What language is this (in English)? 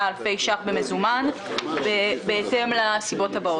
Hebrew